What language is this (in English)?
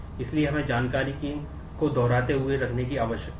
Hindi